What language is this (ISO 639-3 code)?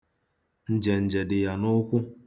ibo